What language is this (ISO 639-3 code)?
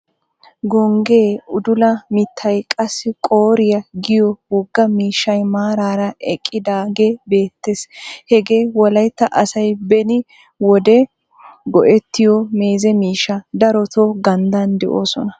wal